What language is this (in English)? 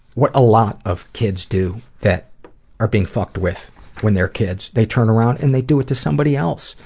English